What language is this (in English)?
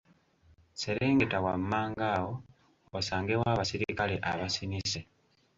Ganda